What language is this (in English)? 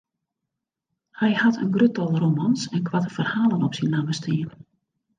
Western Frisian